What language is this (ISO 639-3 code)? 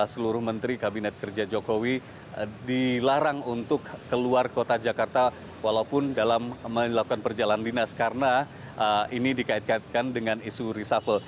ind